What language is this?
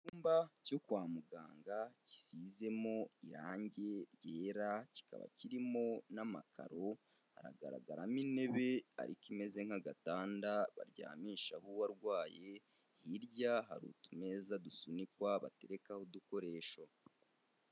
Kinyarwanda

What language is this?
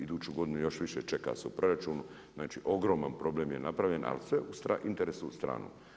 Croatian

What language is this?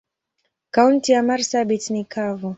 Swahili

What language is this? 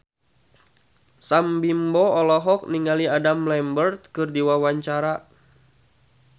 Sundanese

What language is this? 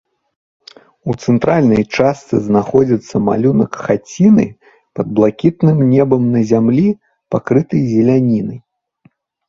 Belarusian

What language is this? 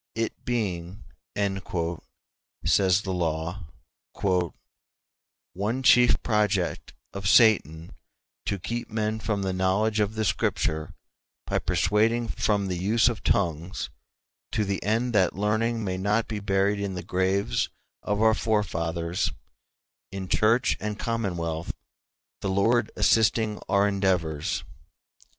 English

